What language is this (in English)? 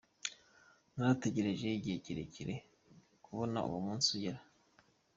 Kinyarwanda